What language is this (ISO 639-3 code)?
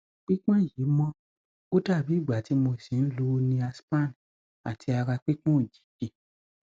yor